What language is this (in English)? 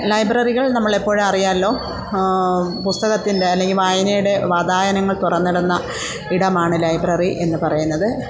Malayalam